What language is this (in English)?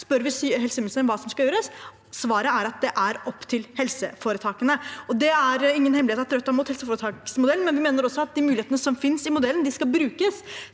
Norwegian